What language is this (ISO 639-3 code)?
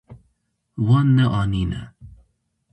kur